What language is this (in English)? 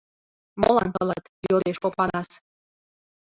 Mari